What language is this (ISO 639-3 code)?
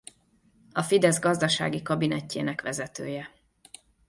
hun